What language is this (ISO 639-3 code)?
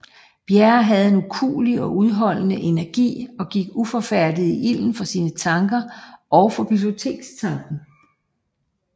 dan